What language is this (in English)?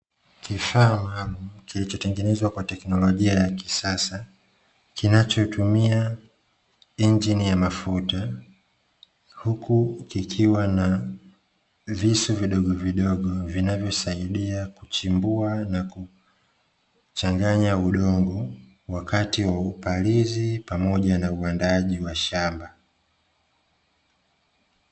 Swahili